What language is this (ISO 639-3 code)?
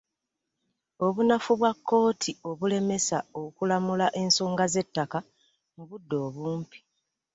lug